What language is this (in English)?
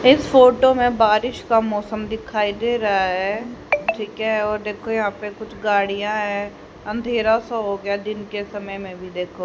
Hindi